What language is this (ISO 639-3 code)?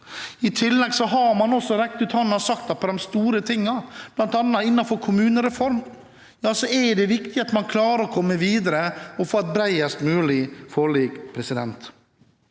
nor